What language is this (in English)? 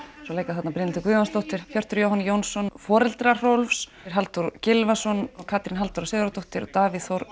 Icelandic